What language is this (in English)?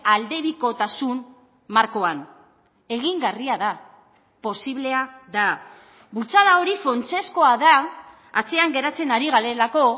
Basque